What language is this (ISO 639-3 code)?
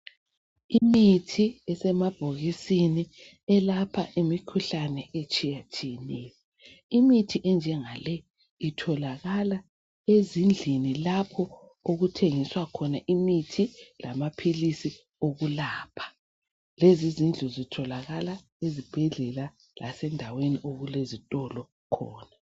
nde